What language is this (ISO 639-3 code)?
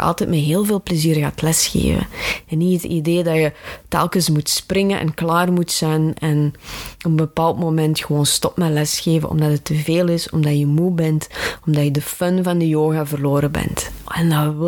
nld